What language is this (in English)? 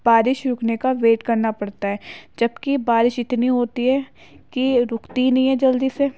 Urdu